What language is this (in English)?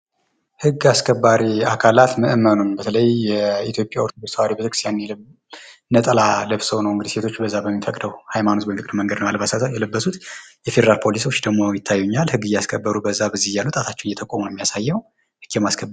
Amharic